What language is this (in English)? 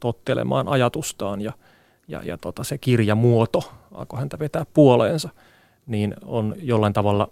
Finnish